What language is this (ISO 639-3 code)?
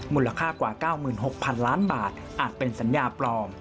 tha